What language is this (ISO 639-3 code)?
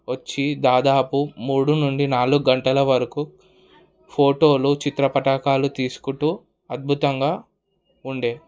tel